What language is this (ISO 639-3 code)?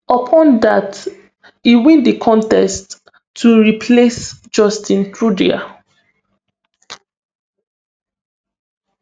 pcm